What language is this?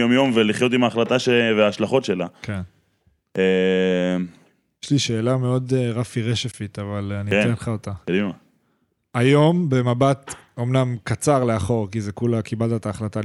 Hebrew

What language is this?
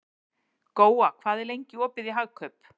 Icelandic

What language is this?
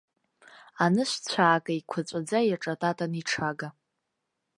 Abkhazian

